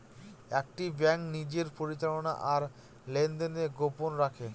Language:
Bangla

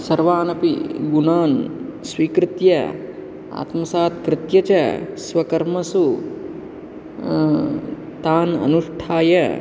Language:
Sanskrit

